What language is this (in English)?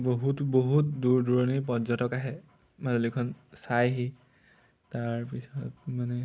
Assamese